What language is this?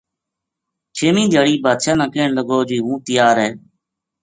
Gujari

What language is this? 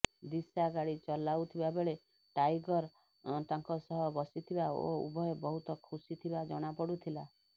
Odia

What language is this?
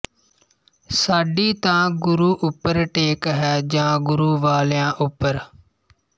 Punjabi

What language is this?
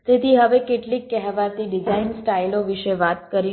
Gujarati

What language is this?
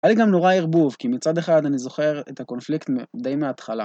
Hebrew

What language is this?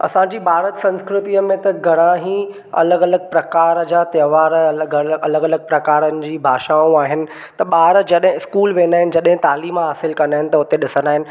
Sindhi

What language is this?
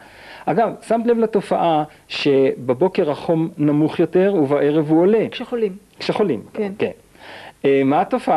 Hebrew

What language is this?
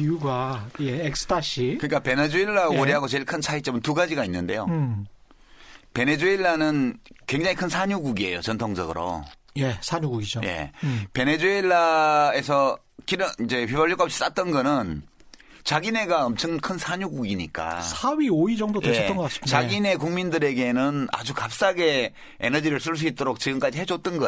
Korean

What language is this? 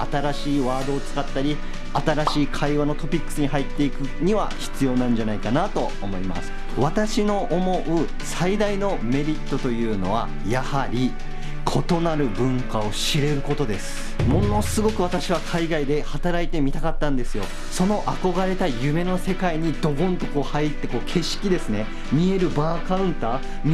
Japanese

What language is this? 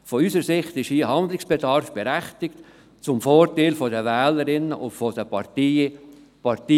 Swiss German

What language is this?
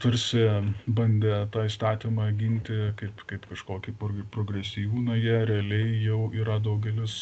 Lithuanian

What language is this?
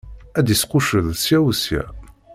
Kabyle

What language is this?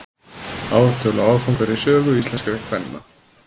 Icelandic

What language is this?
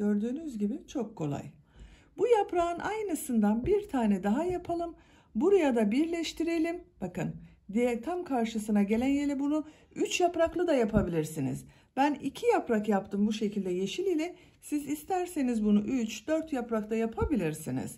Turkish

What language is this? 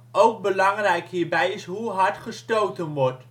Dutch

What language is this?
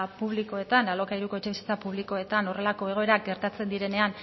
Basque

